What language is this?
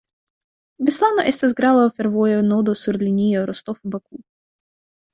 Esperanto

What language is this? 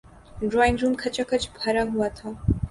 Urdu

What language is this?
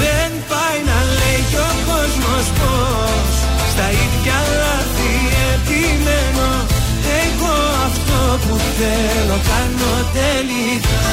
Greek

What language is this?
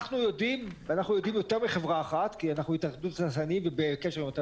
Hebrew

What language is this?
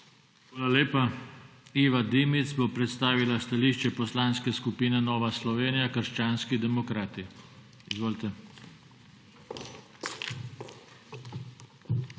Slovenian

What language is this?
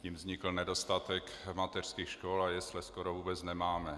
Czech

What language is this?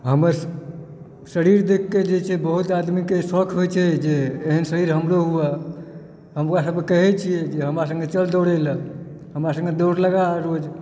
Maithili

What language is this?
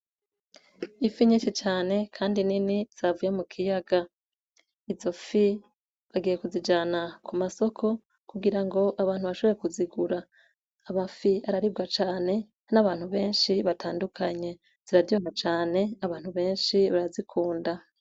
Rundi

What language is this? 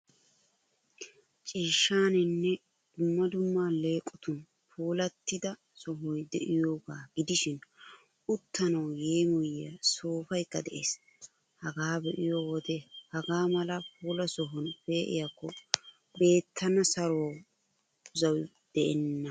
Wolaytta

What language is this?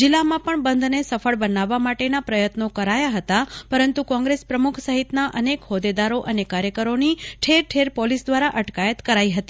Gujarati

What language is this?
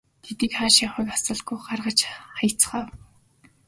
Mongolian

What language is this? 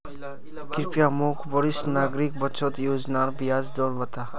Magahi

